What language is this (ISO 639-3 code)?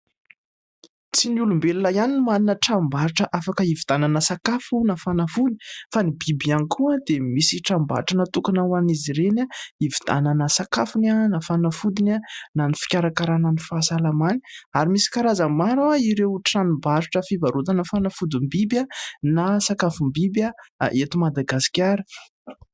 mlg